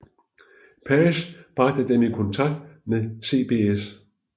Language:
Danish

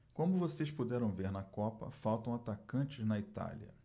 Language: Portuguese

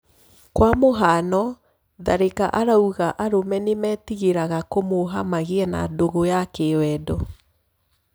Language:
Kikuyu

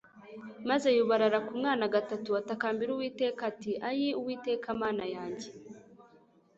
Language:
Kinyarwanda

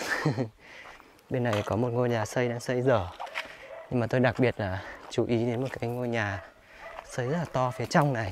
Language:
Vietnamese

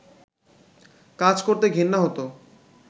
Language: Bangla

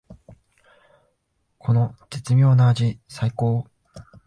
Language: Japanese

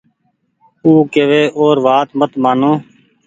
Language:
Goaria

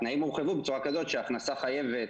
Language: Hebrew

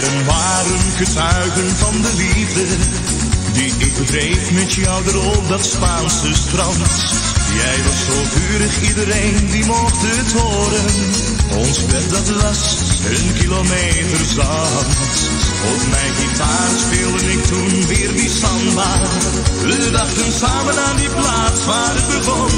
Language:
Dutch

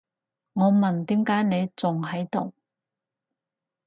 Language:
Cantonese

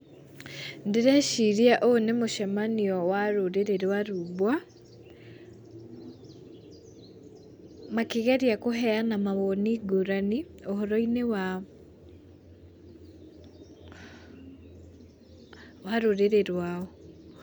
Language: Kikuyu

